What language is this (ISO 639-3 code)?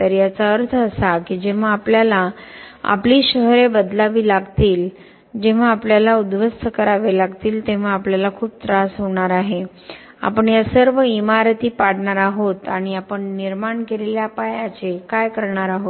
mar